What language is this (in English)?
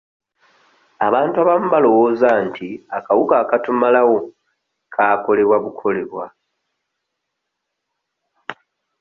Ganda